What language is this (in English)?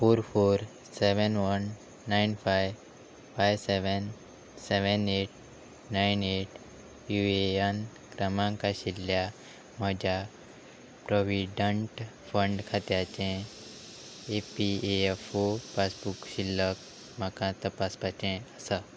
Konkani